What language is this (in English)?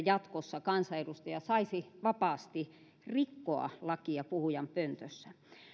Finnish